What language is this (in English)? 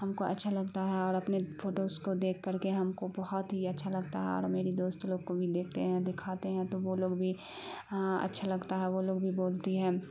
Urdu